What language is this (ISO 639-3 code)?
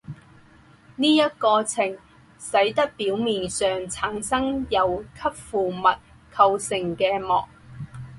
zho